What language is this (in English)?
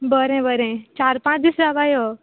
Konkani